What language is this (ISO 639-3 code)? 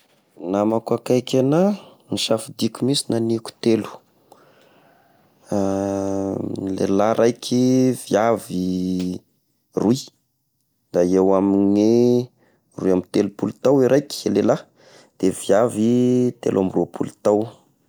tkg